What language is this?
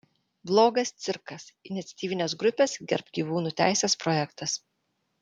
Lithuanian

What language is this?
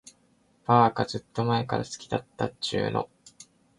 Japanese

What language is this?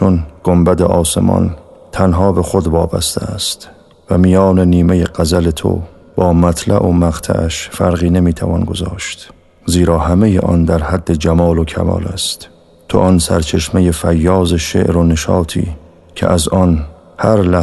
Persian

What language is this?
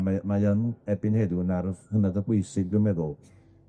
Welsh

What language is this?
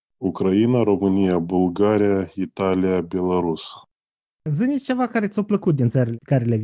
Romanian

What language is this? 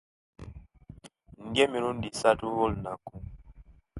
Kenyi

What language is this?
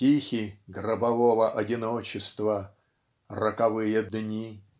Russian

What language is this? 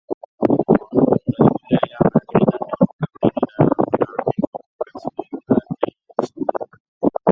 Chinese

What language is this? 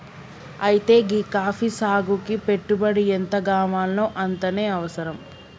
Telugu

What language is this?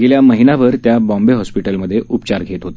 Marathi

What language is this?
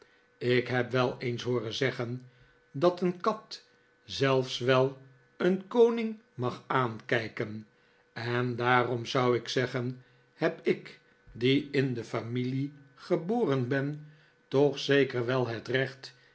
Dutch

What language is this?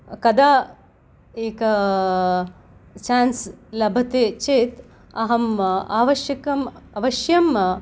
Sanskrit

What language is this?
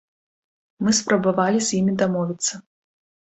Belarusian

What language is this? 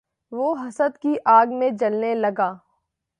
Urdu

